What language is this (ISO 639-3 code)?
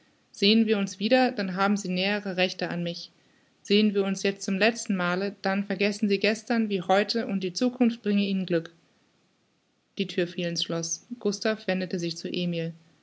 deu